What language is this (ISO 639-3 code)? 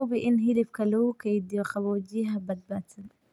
som